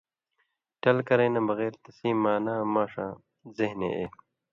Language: Indus Kohistani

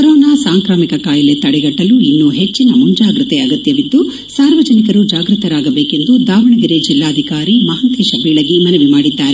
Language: Kannada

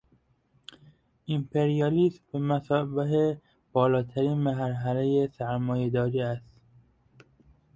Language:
Persian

